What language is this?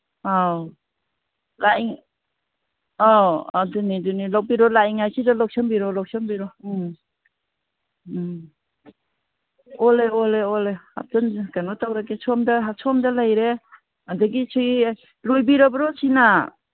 Manipuri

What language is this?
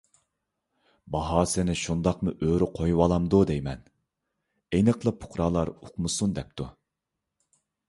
Uyghur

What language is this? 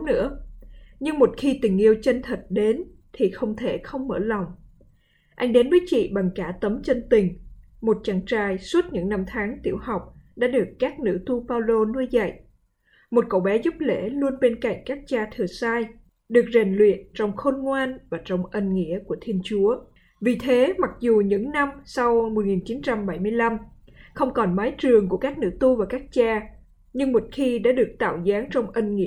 Vietnamese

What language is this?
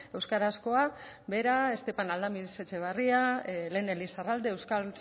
Basque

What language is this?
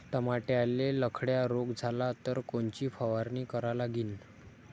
Marathi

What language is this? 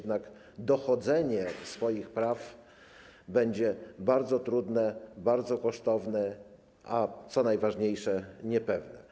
Polish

